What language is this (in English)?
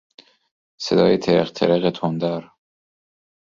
Persian